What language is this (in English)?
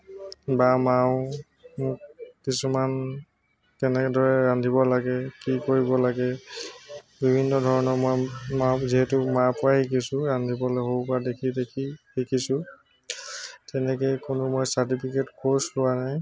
Assamese